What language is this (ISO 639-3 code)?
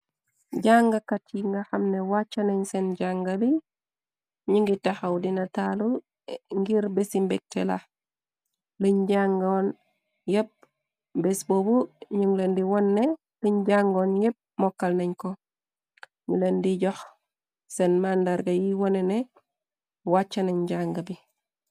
wol